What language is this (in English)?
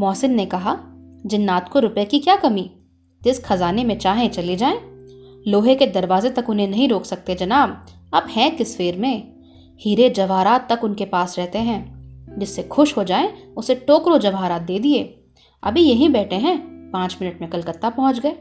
Hindi